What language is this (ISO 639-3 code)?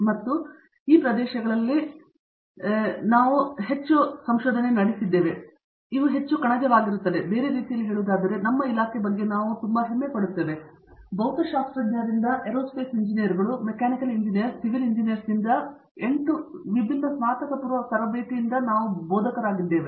kan